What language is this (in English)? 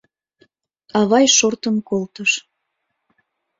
Mari